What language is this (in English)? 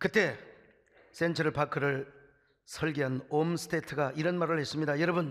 Korean